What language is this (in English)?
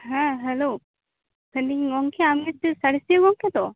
Santali